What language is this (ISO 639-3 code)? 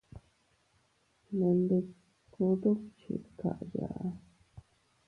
cut